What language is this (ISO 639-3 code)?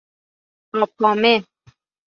fas